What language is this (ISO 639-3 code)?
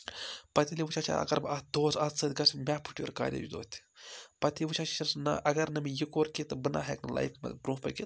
kas